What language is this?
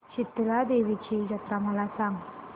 Marathi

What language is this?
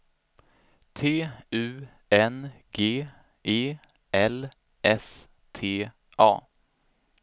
Swedish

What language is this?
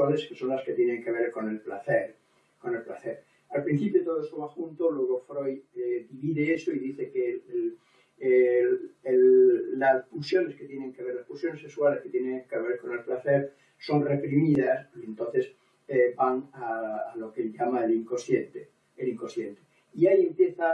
Spanish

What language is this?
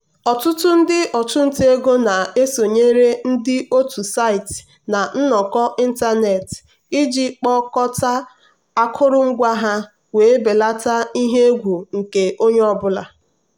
Igbo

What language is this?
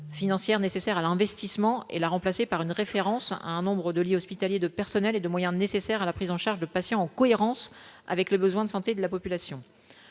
French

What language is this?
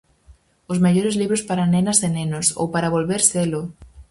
Galician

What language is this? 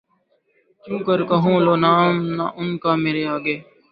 Urdu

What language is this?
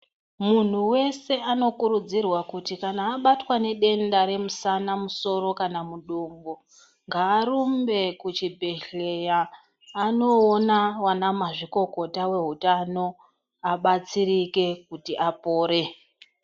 Ndau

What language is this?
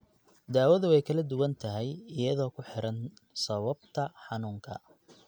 Somali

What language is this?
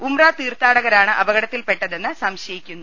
Malayalam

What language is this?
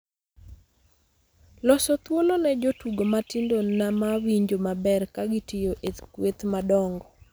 Luo (Kenya and Tanzania)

